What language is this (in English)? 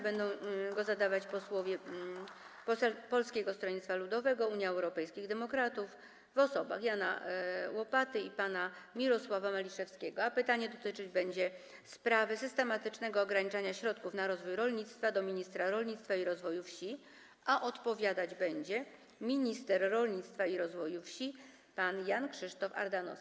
Polish